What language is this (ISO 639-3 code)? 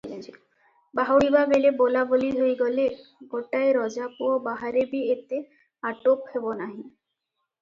ori